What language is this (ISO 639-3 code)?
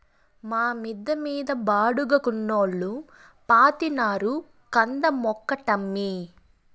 tel